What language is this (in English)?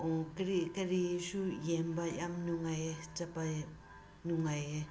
Manipuri